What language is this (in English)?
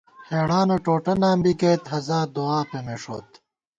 Gawar-Bati